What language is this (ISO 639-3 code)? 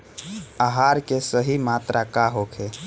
bho